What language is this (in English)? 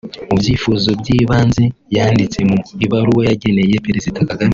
Kinyarwanda